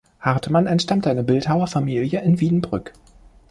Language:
German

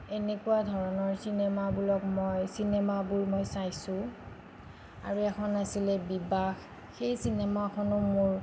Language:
Assamese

